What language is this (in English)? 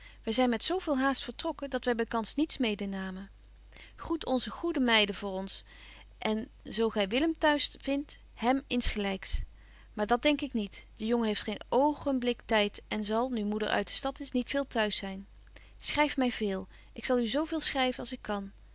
Dutch